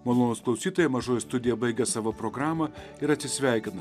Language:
Lithuanian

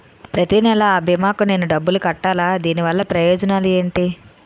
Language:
Telugu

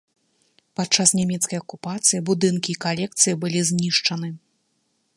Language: Belarusian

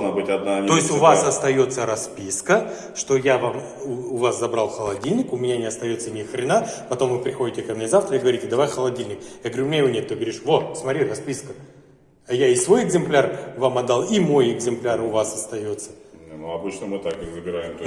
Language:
Russian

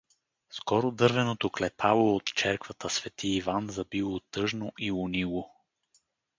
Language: Bulgarian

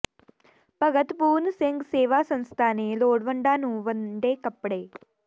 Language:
Punjabi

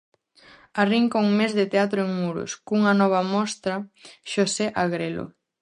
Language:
Galician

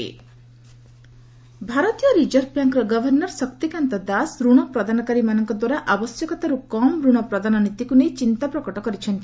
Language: Odia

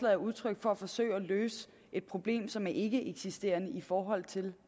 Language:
Danish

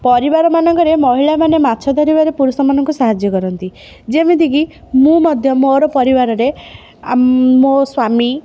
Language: Odia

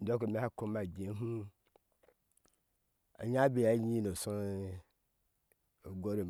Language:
Ashe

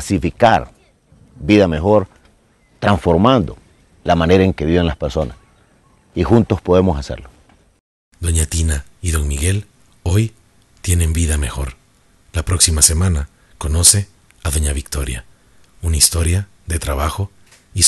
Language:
Spanish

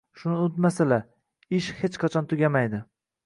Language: Uzbek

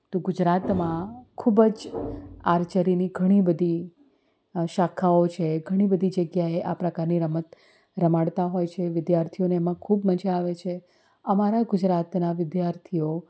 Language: Gujarati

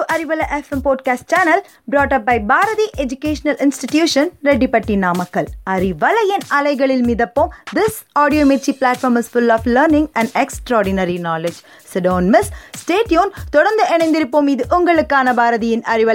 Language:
Tamil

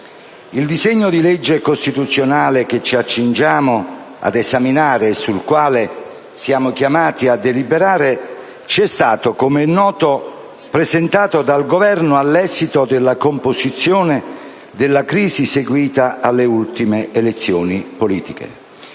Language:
Italian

